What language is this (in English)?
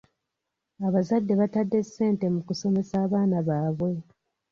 Ganda